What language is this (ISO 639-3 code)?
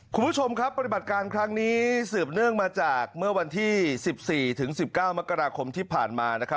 tha